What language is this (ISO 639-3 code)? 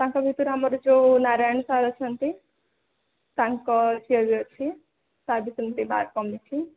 ori